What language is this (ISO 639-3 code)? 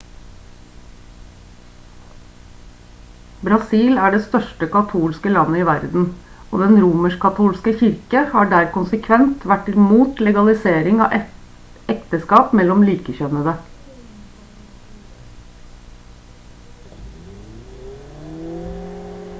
nob